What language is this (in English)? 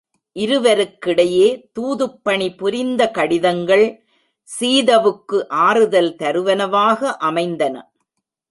Tamil